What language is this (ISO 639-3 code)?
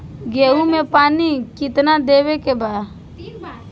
bho